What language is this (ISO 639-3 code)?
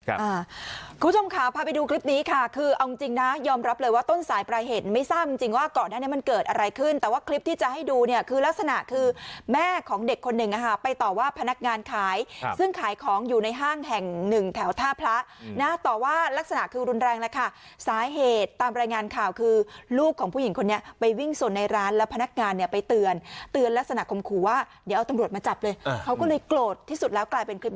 tha